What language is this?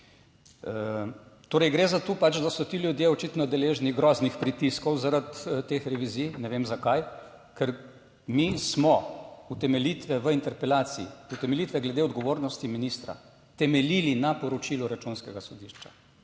Slovenian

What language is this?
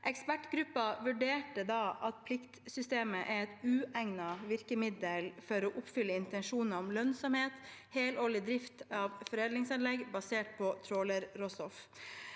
Norwegian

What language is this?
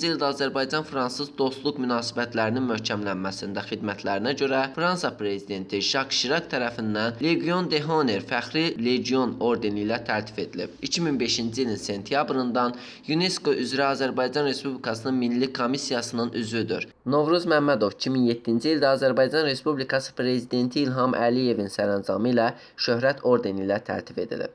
Azerbaijani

